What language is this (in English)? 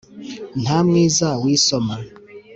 Kinyarwanda